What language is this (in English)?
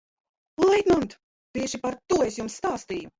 Latvian